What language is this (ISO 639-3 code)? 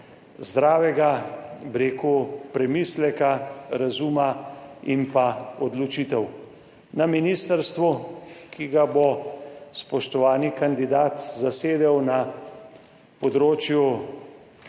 slv